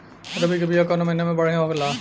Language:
Bhojpuri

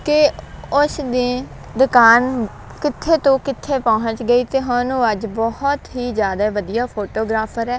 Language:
Punjabi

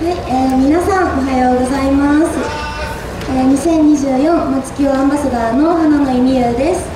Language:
Japanese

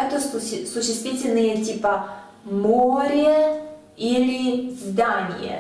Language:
Russian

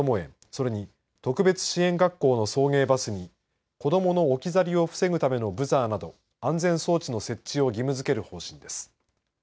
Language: Japanese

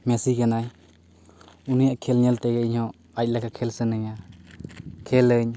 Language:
Santali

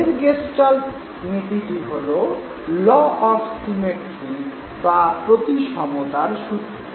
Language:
Bangla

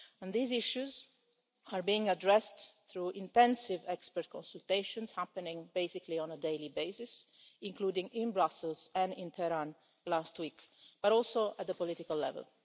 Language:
English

